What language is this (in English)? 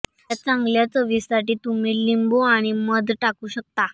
Marathi